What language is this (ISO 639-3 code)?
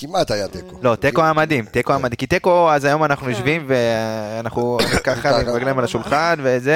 heb